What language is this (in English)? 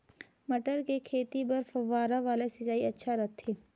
Chhattisgarhi